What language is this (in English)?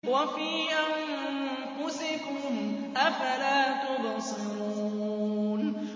Arabic